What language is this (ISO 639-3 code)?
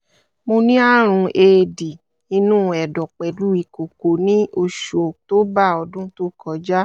yor